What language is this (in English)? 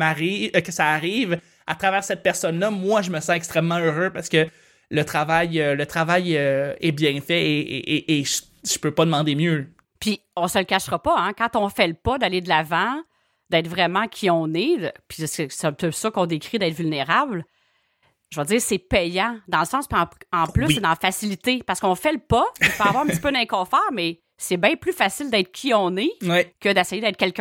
French